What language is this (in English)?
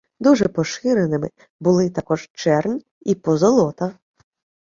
Ukrainian